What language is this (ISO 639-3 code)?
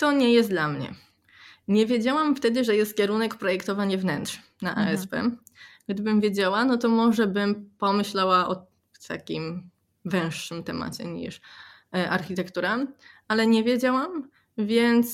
pol